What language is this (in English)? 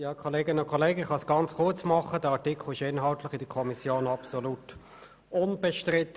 Swiss German